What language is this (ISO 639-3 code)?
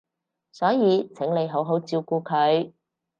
yue